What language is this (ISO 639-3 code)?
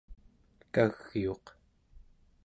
esu